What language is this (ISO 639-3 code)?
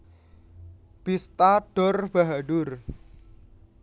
jav